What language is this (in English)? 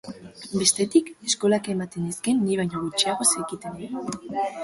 Basque